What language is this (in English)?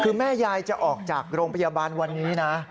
Thai